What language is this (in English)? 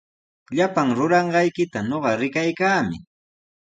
Sihuas Ancash Quechua